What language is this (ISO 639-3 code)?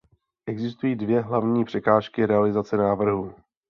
ces